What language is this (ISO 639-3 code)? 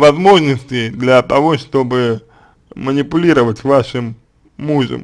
rus